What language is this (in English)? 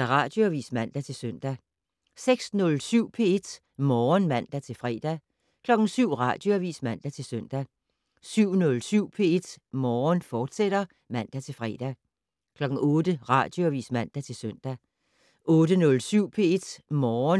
Danish